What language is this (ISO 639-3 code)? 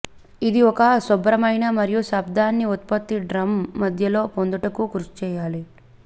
tel